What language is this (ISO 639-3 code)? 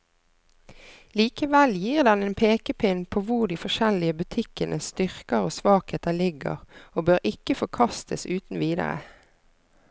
nor